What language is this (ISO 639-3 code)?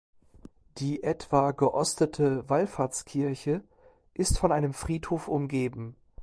deu